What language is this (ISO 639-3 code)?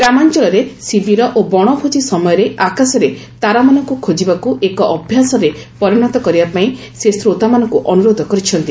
ori